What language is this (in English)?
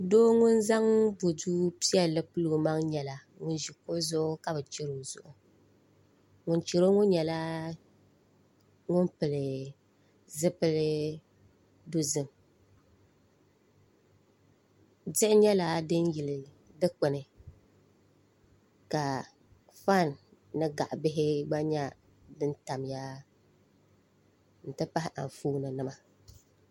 Dagbani